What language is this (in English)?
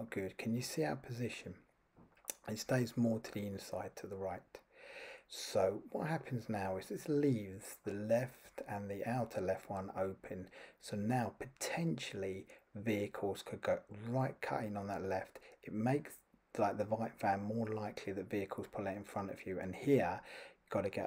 English